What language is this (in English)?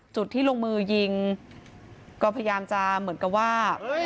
Thai